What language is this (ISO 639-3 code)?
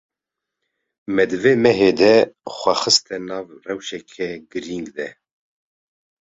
kur